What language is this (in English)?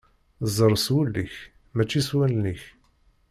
Kabyle